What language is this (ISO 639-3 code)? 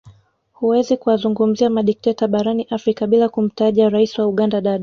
swa